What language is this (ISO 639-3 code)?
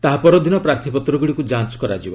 ori